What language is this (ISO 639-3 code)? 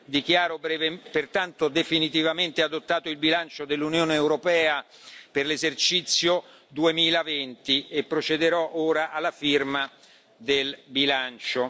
ita